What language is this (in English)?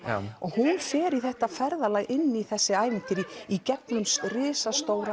Icelandic